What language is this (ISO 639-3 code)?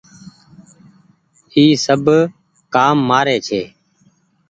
gig